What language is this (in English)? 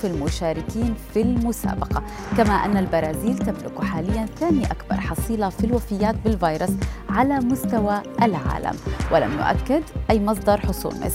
Arabic